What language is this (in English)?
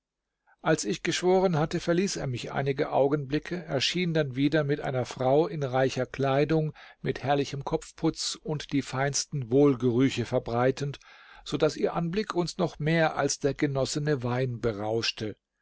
German